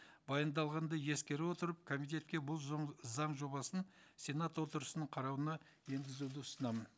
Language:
Kazakh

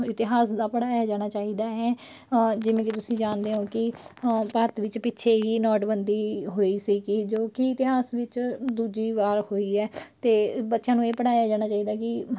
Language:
Punjabi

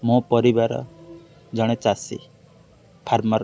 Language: Odia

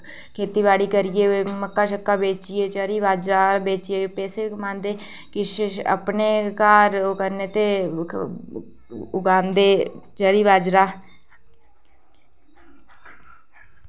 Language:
Dogri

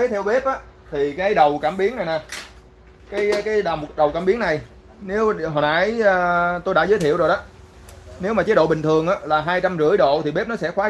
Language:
Vietnamese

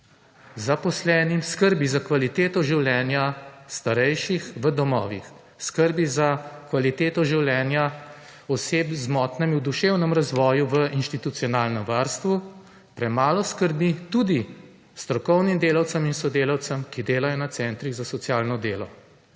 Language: Slovenian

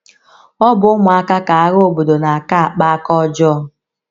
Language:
Igbo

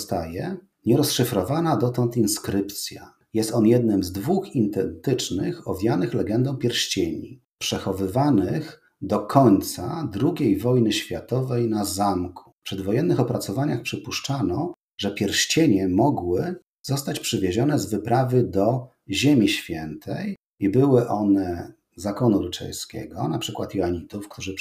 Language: Polish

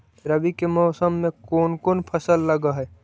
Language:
Magahi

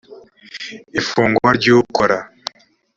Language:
Kinyarwanda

